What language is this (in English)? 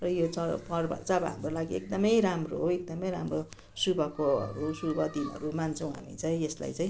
Nepali